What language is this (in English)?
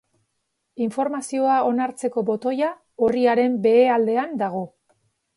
Basque